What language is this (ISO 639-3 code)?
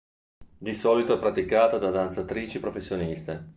ita